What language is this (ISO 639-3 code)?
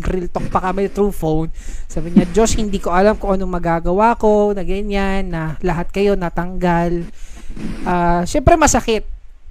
fil